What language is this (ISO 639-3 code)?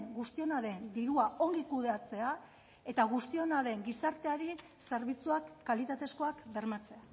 eus